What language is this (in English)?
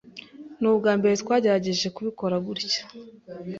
Kinyarwanda